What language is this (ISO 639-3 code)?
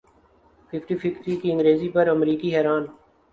urd